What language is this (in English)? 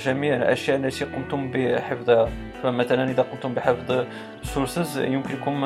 Arabic